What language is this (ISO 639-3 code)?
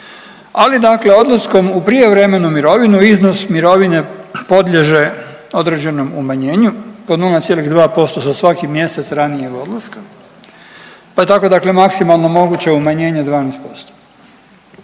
hrv